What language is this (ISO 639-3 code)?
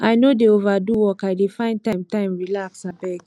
pcm